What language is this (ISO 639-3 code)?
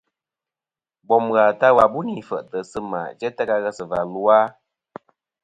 bkm